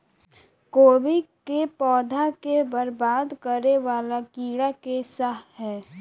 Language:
Maithili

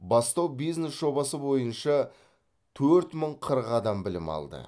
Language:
Kazakh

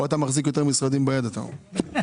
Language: Hebrew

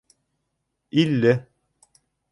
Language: Bashkir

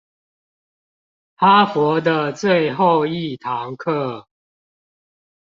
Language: Chinese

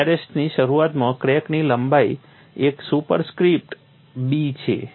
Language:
Gujarati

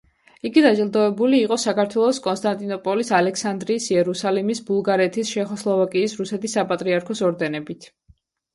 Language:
Georgian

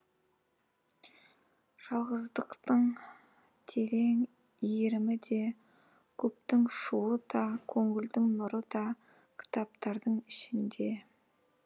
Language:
Kazakh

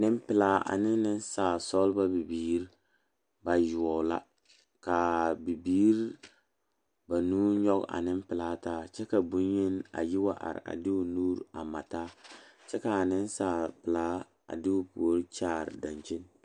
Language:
Southern Dagaare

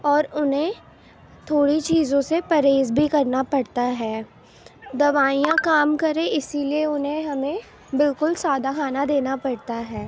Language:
Urdu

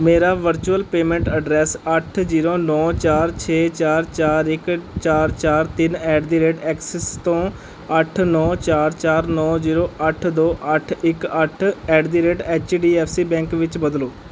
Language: Punjabi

